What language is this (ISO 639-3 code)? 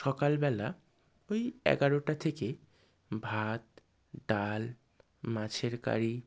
ben